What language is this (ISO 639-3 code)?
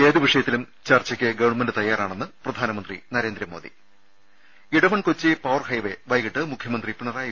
mal